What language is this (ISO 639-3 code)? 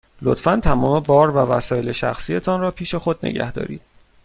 fas